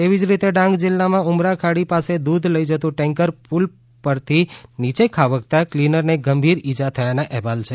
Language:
Gujarati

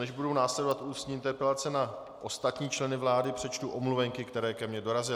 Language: Czech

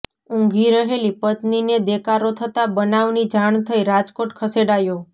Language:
Gujarati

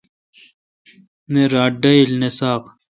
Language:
Kalkoti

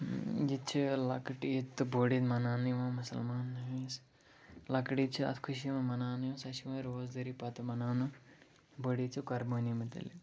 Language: Kashmiri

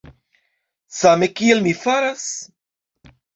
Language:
Esperanto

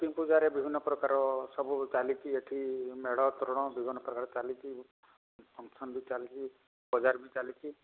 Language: Odia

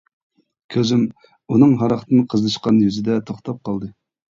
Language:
Uyghur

